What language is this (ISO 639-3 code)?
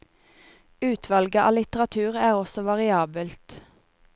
nor